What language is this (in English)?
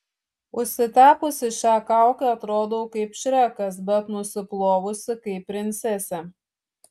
Lithuanian